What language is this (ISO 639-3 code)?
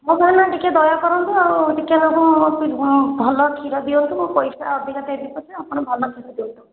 ori